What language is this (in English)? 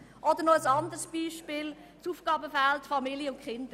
Swiss German